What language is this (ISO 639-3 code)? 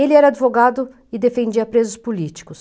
por